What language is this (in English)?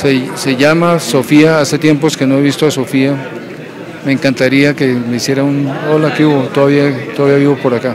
Spanish